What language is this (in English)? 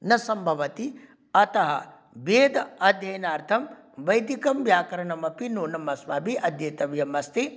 Sanskrit